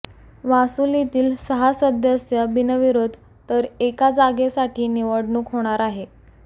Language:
Marathi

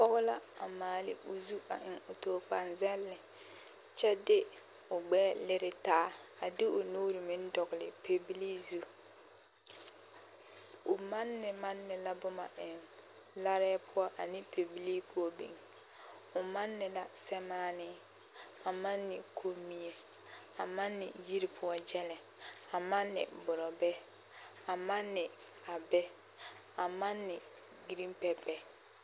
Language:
Southern Dagaare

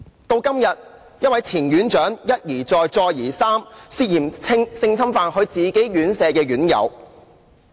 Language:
Cantonese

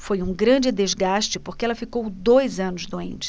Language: Portuguese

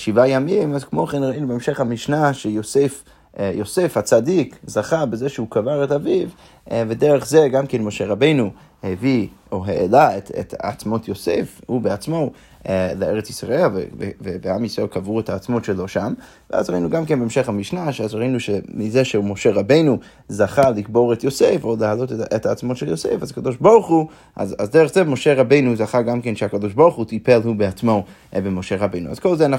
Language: Hebrew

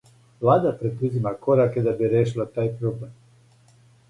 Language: Serbian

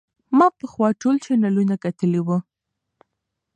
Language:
Pashto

